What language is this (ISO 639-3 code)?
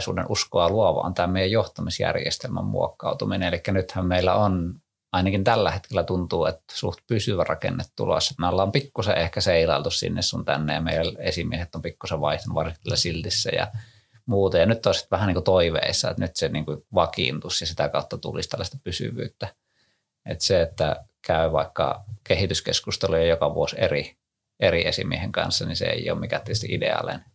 fin